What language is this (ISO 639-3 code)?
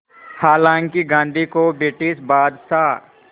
hin